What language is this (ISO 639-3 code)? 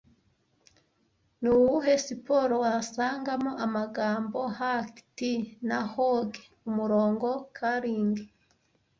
kin